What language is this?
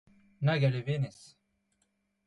Breton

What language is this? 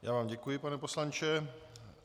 Czech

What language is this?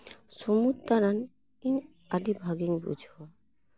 Santali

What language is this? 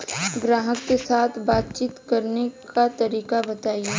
Bhojpuri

